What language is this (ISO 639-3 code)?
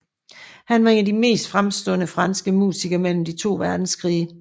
dan